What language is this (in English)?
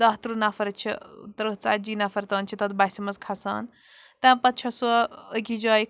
Kashmiri